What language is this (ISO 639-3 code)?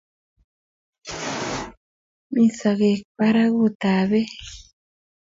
kln